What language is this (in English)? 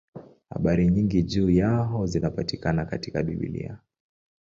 Swahili